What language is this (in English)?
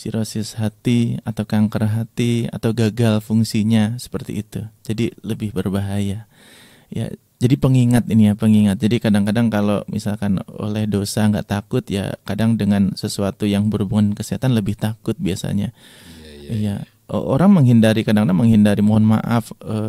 Indonesian